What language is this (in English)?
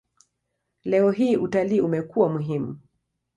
Swahili